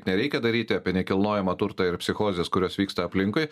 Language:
Lithuanian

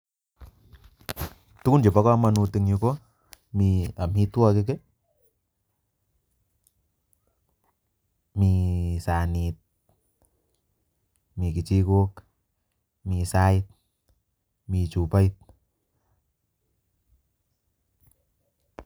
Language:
Kalenjin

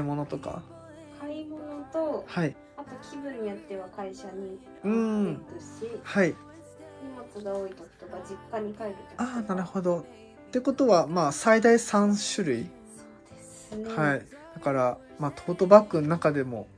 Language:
Japanese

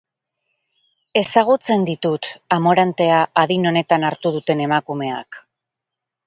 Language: Basque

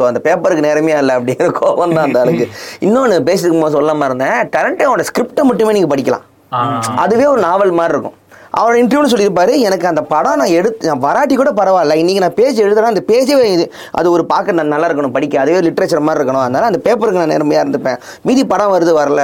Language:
Tamil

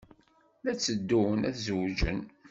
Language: Kabyle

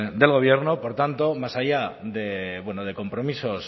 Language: Spanish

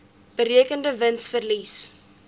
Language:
Afrikaans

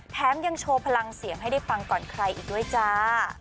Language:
Thai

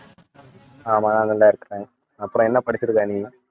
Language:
Tamil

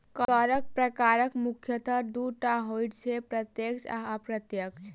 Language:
Maithili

